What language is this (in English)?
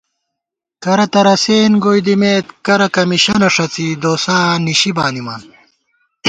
Gawar-Bati